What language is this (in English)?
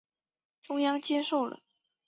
Chinese